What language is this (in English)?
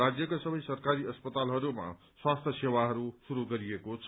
Nepali